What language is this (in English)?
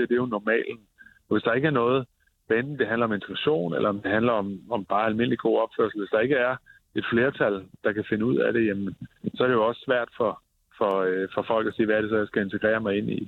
Danish